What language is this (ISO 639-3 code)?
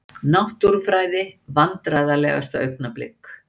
isl